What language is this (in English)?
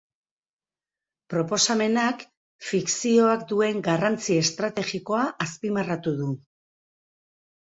Basque